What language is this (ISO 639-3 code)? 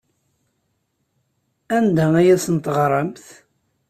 kab